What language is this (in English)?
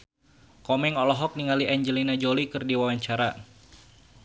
Sundanese